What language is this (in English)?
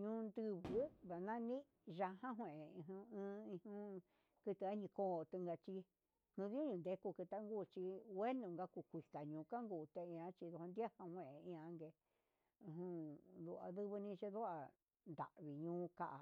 Huitepec Mixtec